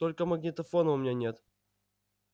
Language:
Russian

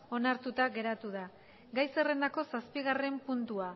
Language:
Basque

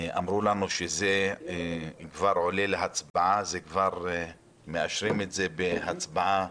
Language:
Hebrew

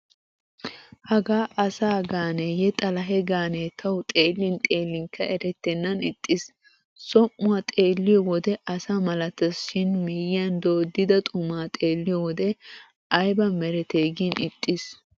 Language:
Wolaytta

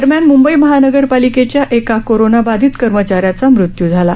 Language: Marathi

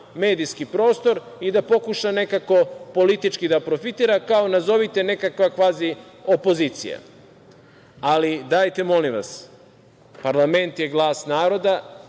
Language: Serbian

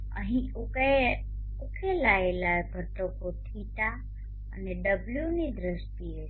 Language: Gujarati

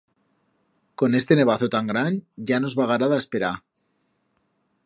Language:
Aragonese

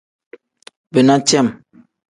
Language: Tem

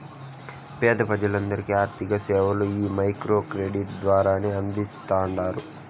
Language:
Telugu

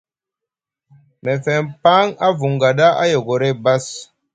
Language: Musgu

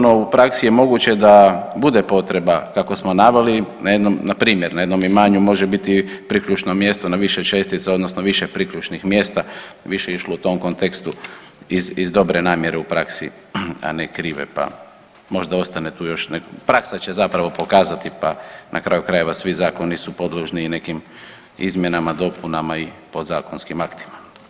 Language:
Croatian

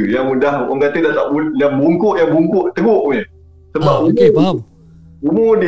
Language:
Malay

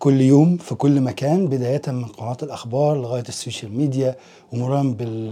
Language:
Arabic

